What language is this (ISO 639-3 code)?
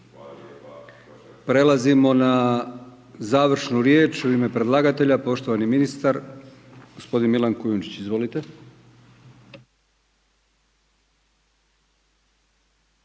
hrv